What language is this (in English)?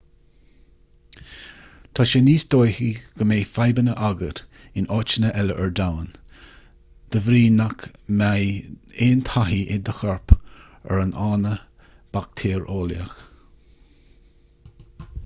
Irish